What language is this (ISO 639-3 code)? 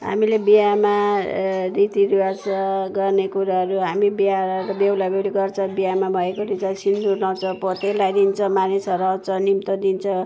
nep